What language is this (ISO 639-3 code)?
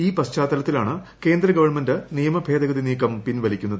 mal